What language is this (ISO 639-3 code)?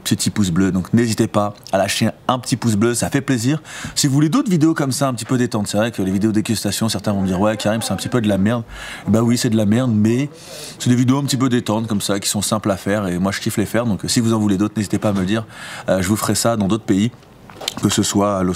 fra